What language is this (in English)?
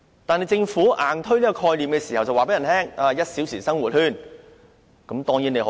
Cantonese